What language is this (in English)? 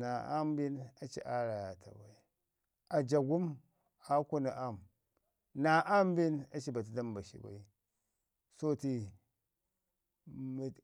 Ngizim